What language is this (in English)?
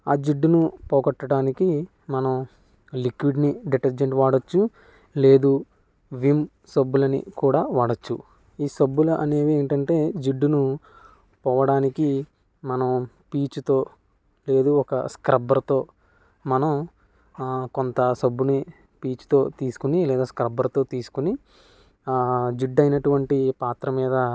Telugu